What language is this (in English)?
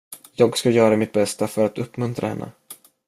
Swedish